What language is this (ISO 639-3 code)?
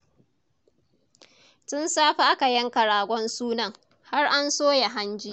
hau